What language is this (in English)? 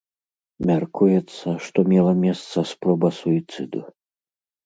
Belarusian